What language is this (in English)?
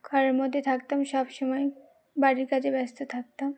Bangla